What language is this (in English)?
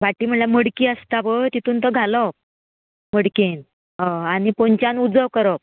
Konkani